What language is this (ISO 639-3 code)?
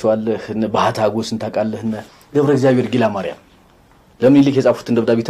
ara